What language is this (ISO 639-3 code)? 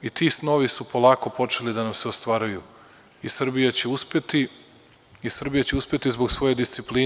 srp